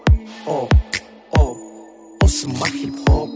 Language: Kazakh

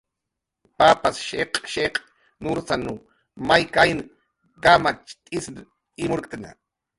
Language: Jaqaru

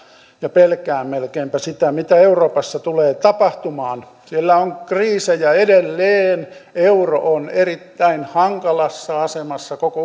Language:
Finnish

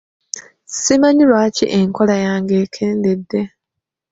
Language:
Ganda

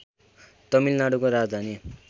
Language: Nepali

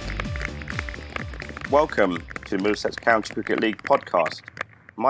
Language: English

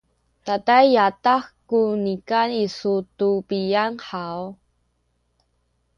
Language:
Sakizaya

